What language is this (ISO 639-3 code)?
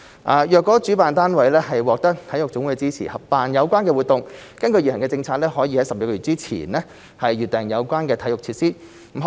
yue